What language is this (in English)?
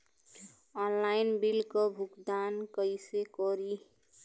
Bhojpuri